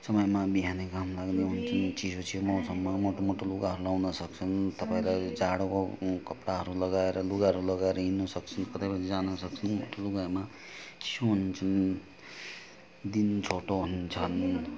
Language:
Nepali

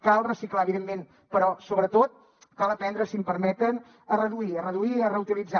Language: Catalan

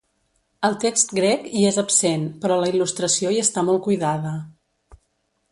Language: Catalan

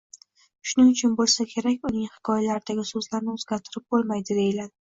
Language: Uzbek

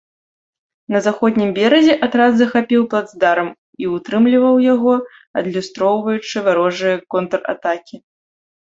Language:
Belarusian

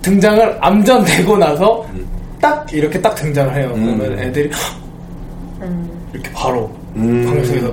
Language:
Korean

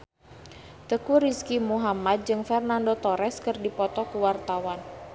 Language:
Sundanese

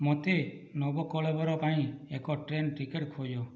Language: Odia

